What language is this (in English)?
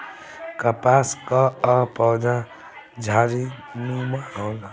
Bhojpuri